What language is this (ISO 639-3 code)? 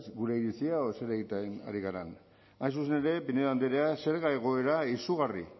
eus